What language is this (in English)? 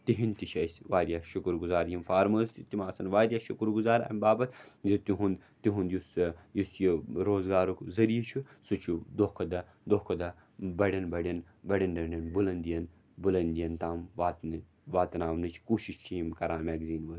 Kashmiri